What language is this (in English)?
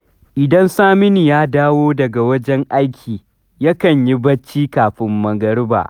Hausa